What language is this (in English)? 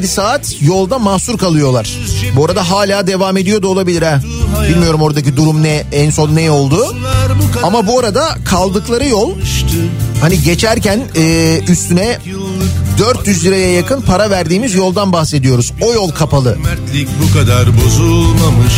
Turkish